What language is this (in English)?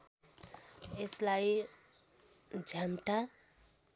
Nepali